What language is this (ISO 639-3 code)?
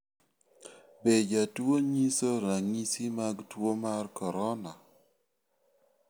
luo